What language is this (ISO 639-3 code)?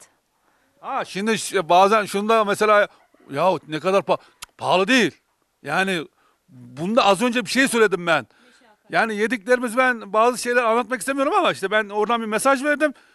tur